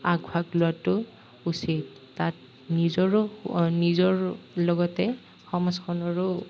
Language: Assamese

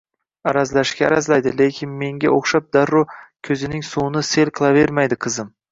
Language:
Uzbek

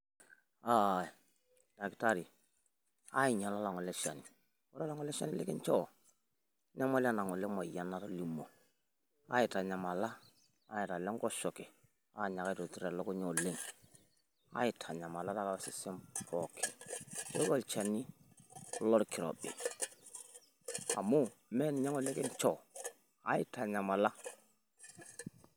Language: Masai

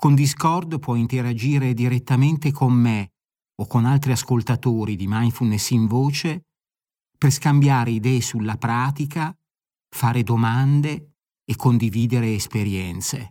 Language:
Italian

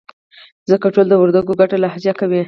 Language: Pashto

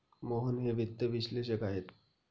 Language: Marathi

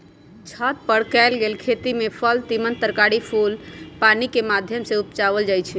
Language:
Magahi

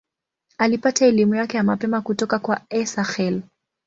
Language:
Swahili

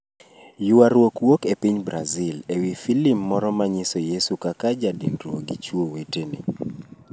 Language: Luo (Kenya and Tanzania)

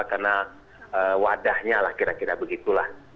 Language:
Indonesian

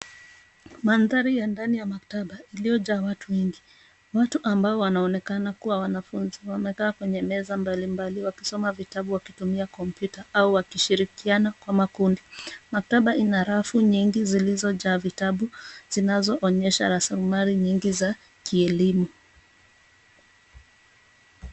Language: Swahili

